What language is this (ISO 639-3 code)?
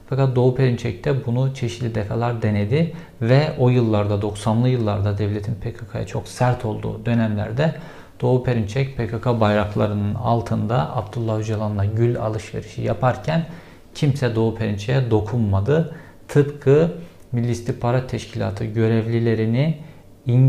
tur